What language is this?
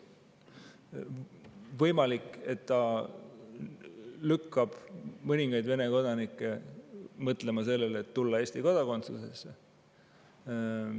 Estonian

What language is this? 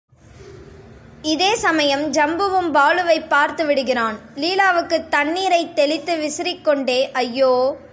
Tamil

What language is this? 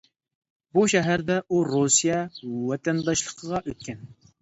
Uyghur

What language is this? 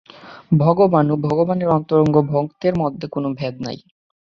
Bangla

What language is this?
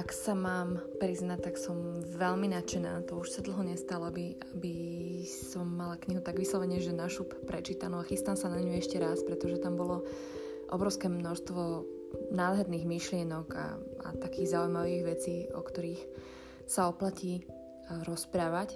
Slovak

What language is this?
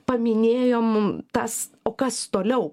Lithuanian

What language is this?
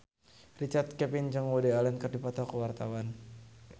Sundanese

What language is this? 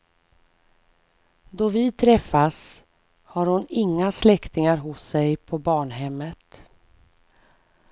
Swedish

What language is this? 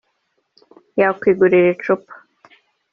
Kinyarwanda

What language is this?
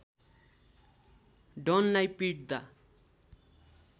Nepali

